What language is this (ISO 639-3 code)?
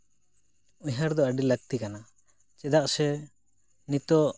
sat